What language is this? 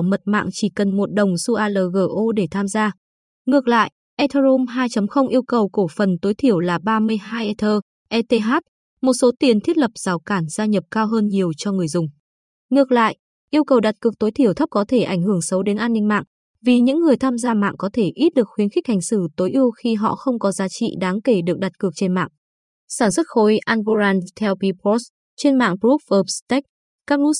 Vietnamese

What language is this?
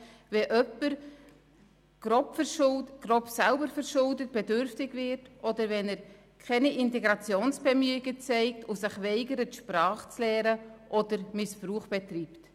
Swiss German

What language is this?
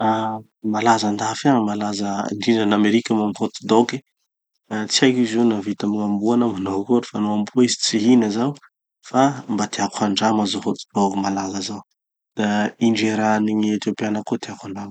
Tanosy Malagasy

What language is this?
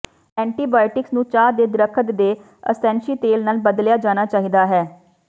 Punjabi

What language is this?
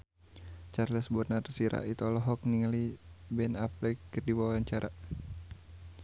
Sundanese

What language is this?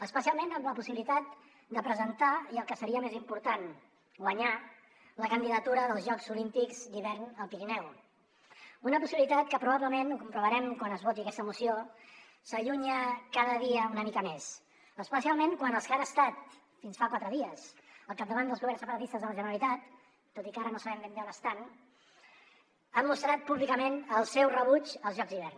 Catalan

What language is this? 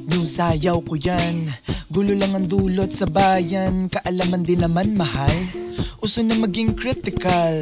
Filipino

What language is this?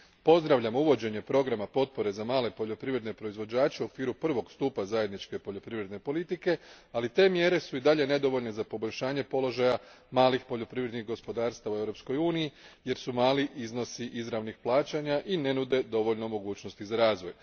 Croatian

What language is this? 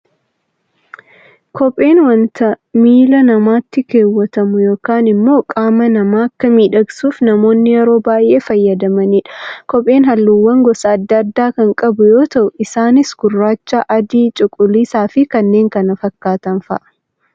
Oromo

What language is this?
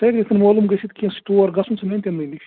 Kashmiri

